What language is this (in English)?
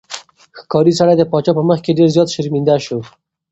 Pashto